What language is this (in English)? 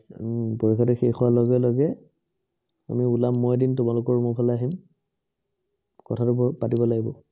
Assamese